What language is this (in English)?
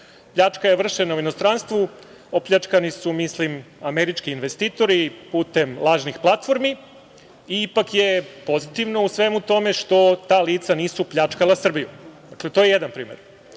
Serbian